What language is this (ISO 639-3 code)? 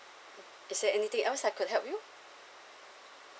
eng